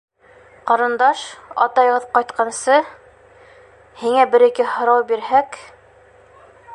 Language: Bashkir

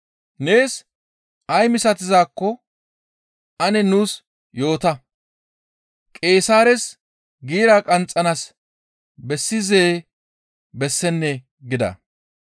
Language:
Gamo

